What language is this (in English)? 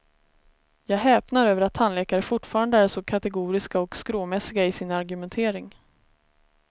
Swedish